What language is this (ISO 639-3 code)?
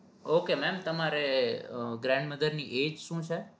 guj